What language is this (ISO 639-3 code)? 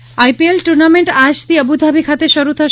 guj